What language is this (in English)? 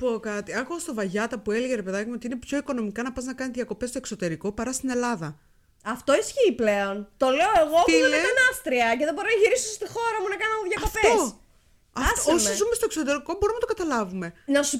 Greek